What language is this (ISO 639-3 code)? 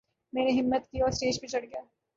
urd